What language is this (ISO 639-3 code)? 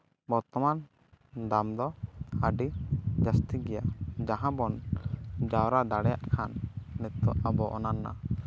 sat